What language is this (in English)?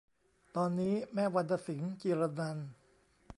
Thai